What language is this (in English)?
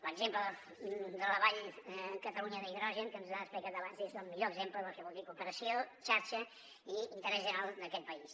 Catalan